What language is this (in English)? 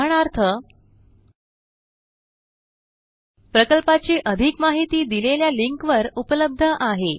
Marathi